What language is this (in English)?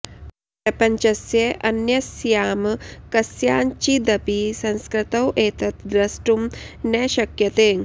Sanskrit